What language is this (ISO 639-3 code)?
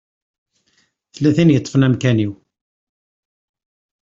kab